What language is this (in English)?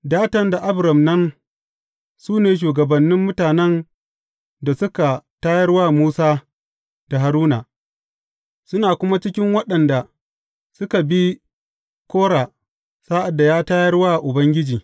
Hausa